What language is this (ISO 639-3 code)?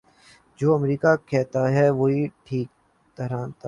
urd